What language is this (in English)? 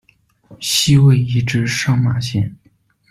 Chinese